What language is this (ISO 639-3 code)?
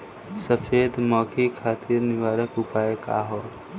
bho